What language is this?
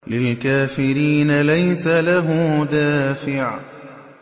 Arabic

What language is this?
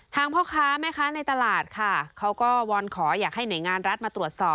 Thai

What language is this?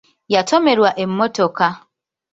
Ganda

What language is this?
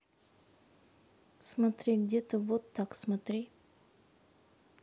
Russian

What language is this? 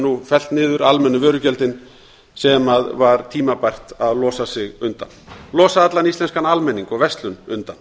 Icelandic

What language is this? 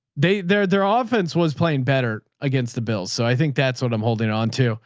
English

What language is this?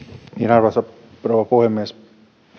Finnish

